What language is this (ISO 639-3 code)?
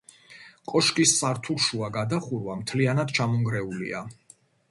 kat